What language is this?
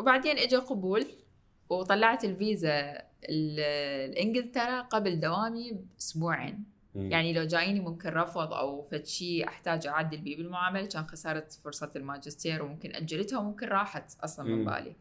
Arabic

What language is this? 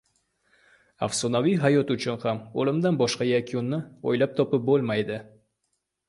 Uzbek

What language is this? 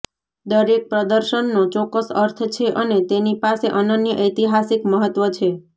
Gujarati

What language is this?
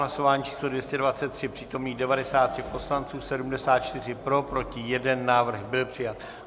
Czech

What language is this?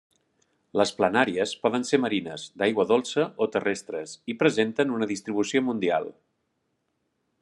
Catalan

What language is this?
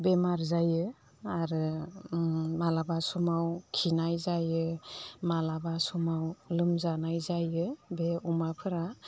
Bodo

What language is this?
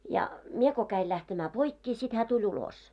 Finnish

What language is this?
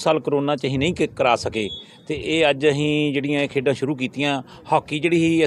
Hindi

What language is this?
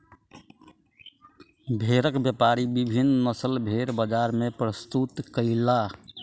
Maithili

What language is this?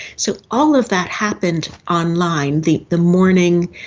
English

